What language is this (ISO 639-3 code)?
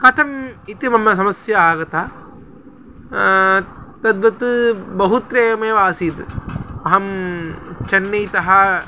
san